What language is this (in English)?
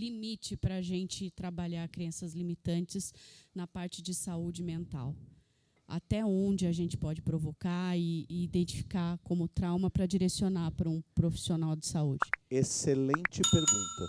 Portuguese